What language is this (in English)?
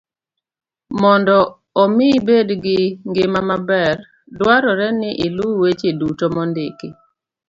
Luo (Kenya and Tanzania)